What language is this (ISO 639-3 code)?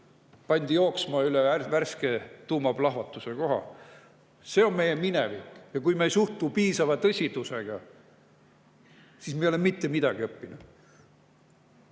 est